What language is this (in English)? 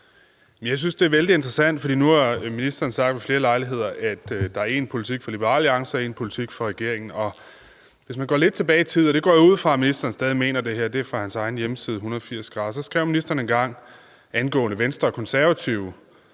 Danish